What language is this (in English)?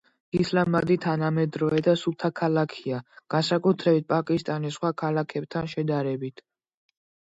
Georgian